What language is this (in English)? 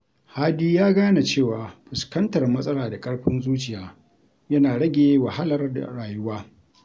Hausa